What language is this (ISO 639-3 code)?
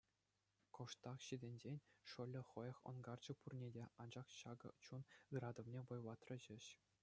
chv